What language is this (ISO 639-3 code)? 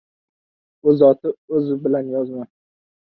uzb